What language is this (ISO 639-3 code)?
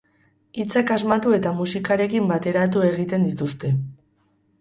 eus